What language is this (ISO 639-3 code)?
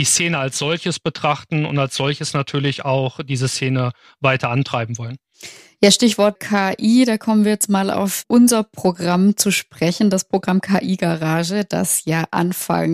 deu